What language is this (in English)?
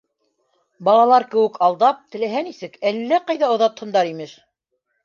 Bashkir